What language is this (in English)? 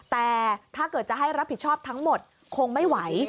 Thai